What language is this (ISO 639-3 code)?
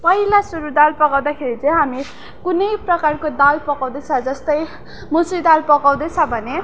nep